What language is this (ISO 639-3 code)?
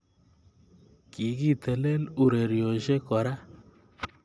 kln